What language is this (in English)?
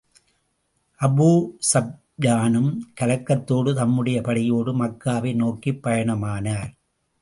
Tamil